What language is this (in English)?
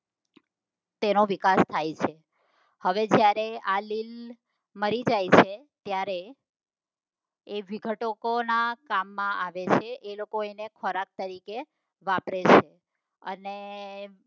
Gujarati